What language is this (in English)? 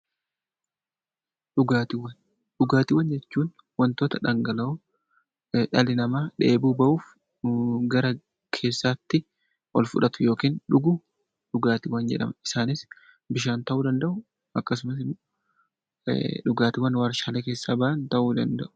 Oromo